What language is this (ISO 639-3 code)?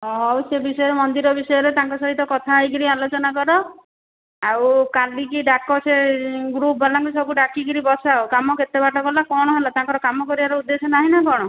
ori